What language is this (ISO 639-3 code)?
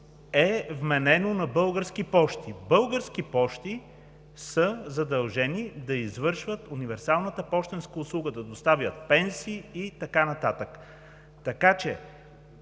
bul